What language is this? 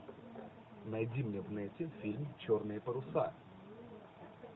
Russian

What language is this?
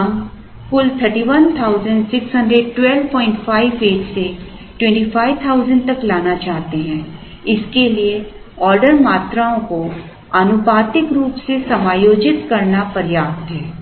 Hindi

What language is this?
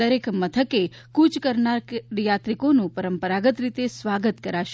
Gujarati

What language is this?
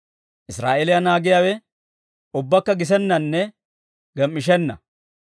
Dawro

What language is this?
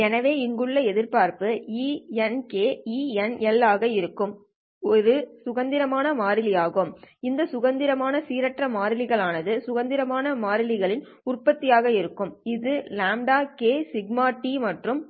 Tamil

